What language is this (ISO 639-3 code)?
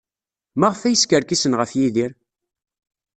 kab